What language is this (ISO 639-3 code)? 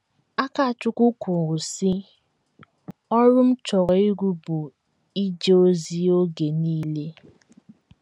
ibo